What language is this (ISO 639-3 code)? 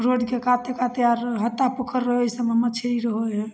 mai